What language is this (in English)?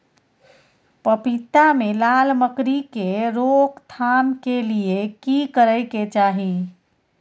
Maithili